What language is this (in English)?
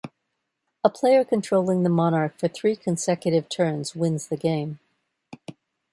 English